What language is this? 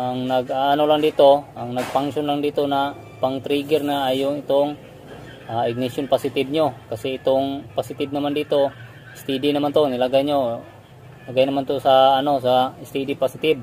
Filipino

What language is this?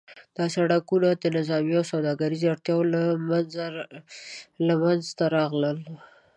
Pashto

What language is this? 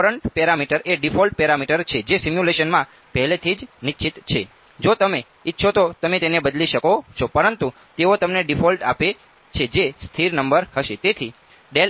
Gujarati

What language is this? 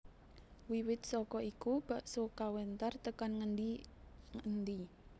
Javanese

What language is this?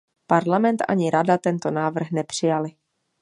Czech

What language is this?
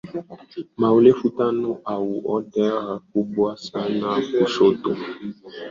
Swahili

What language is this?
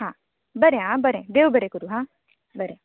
Konkani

